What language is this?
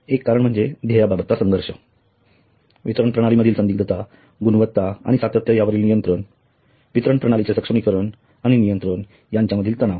Marathi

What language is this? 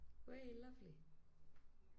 Danish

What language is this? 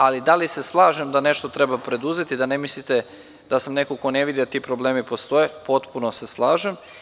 Serbian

